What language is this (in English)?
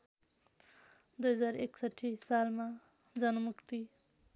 Nepali